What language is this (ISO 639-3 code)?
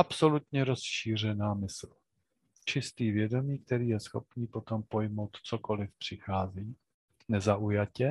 ces